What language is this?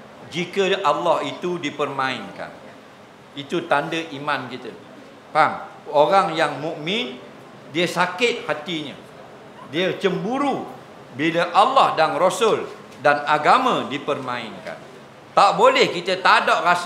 Malay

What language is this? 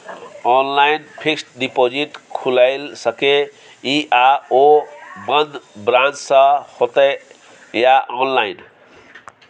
Maithili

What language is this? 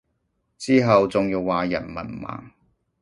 Cantonese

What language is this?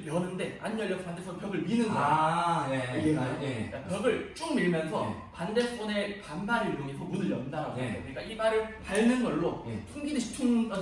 Korean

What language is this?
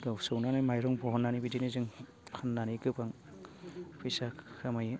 Bodo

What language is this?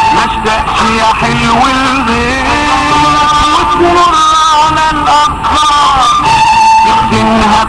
Arabic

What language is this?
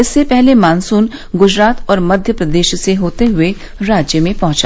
Hindi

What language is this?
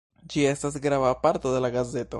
Esperanto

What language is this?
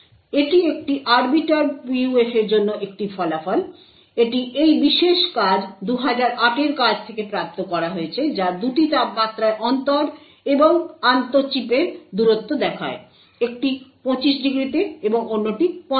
Bangla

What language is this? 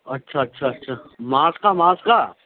Urdu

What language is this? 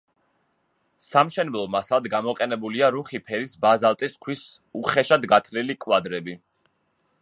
Georgian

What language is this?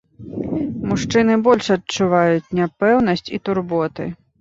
Belarusian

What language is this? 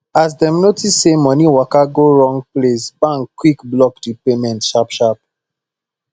Nigerian Pidgin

